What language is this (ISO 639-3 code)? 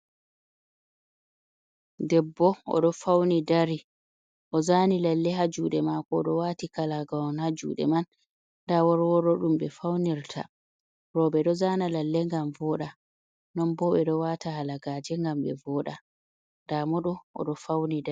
ful